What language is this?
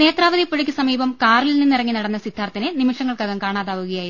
Malayalam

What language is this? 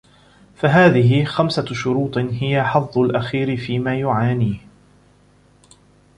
Arabic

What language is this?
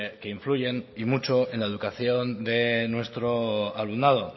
Spanish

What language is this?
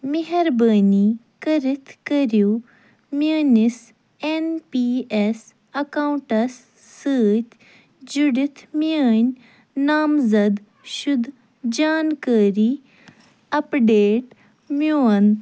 Kashmiri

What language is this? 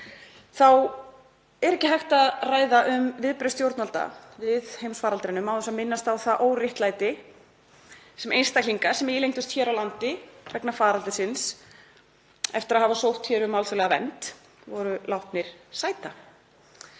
Icelandic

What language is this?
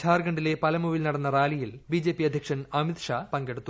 Malayalam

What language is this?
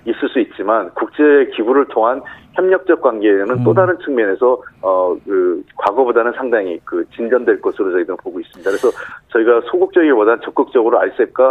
Korean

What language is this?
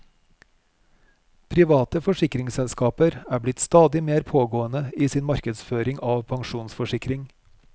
Norwegian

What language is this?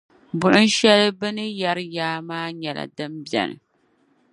Dagbani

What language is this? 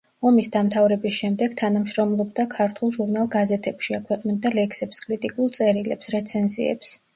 Georgian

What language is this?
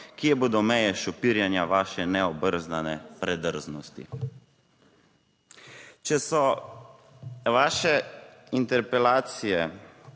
Slovenian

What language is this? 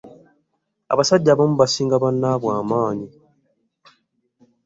Ganda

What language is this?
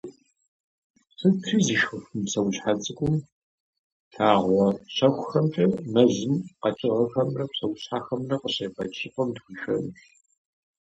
Kabardian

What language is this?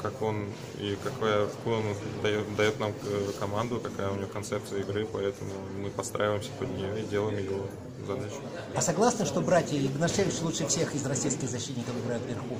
Russian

